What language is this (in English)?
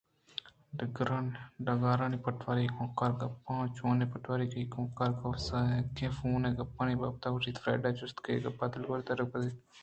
Eastern Balochi